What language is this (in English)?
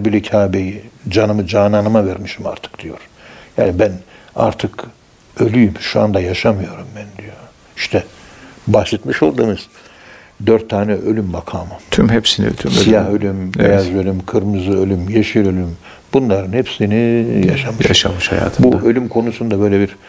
Turkish